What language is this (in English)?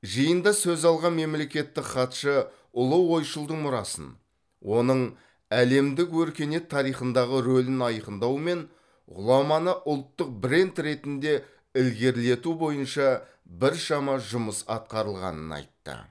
Kazakh